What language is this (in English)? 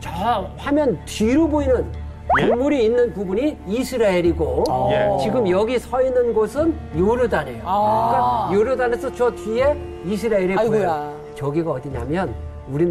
Korean